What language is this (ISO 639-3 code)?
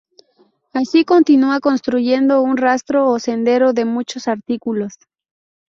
spa